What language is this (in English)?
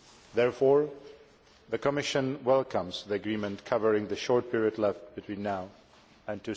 English